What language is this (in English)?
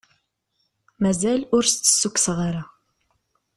Kabyle